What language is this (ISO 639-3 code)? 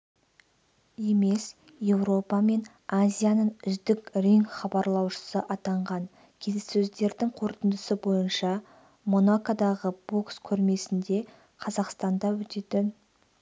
kaz